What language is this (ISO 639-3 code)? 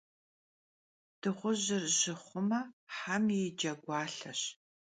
kbd